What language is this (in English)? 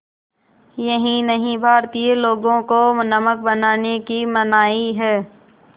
Hindi